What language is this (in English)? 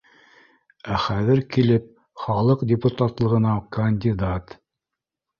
Bashkir